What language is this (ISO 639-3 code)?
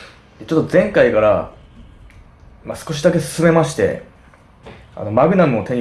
jpn